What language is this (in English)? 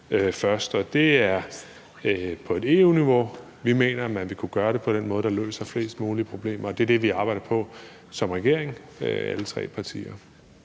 Danish